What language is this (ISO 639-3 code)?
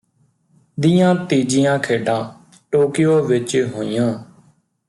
pan